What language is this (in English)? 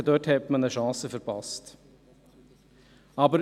Swiss German